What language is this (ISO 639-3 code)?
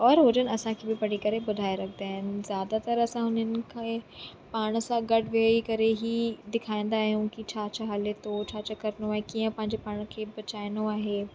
snd